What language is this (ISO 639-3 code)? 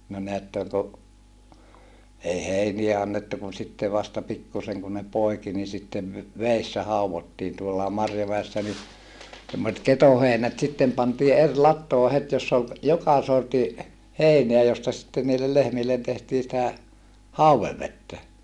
fin